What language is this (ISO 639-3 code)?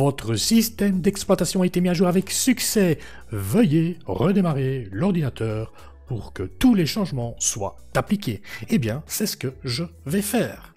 fra